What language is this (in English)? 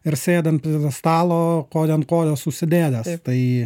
Lithuanian